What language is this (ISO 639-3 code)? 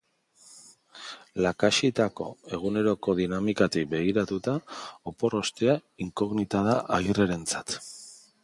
eus